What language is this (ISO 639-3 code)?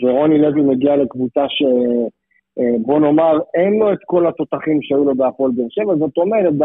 heb